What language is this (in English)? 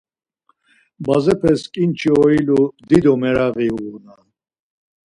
Laz